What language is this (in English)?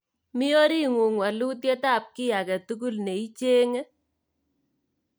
Kalenjin